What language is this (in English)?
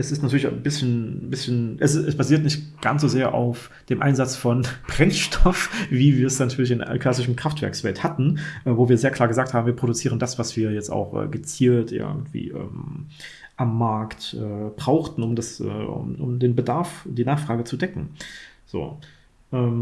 German